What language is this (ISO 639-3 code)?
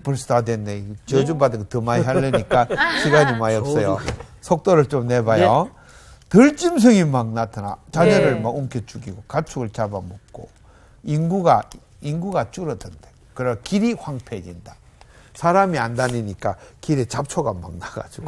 kor